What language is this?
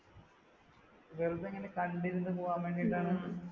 Malayalam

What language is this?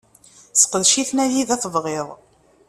Kabyle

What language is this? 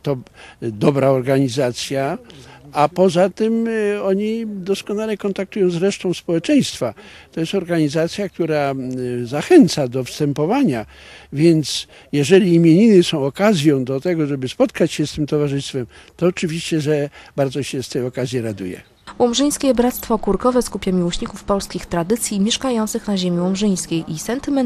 Polish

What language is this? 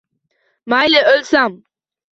Uzbek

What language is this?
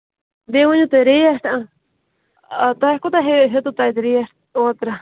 Kashmiri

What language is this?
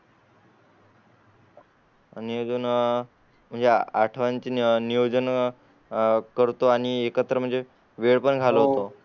Marathi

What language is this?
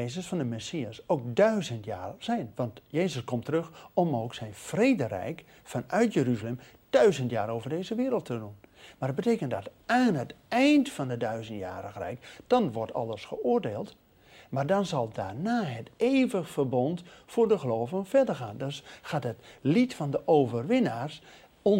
Dutch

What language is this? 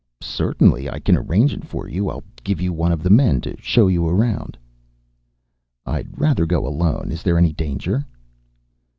English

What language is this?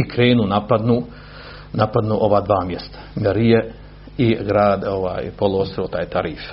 Croatian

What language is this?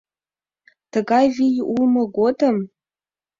Mari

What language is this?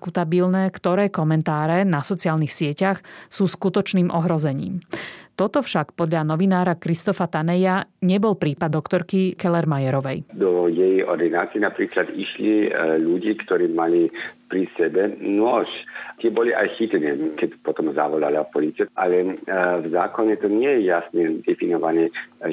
Slovak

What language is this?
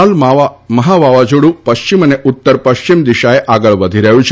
Gujarati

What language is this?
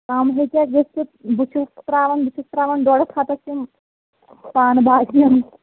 Kashmiri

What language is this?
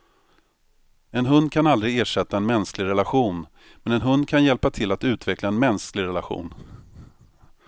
Swedish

